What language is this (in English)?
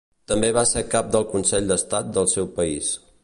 Catalan